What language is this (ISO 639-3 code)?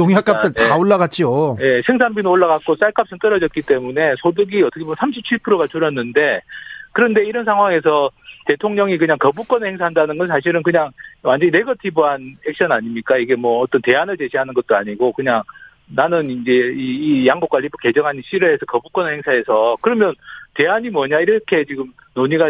kor